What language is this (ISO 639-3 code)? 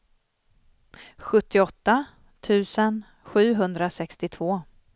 swe